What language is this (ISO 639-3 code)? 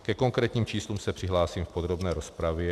ces